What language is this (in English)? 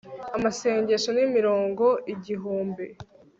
Kinyarwanda